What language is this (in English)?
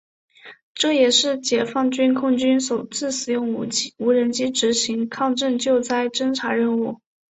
Chinese